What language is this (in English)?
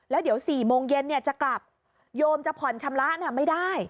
Thai